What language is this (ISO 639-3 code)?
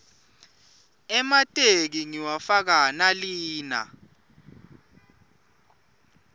ssw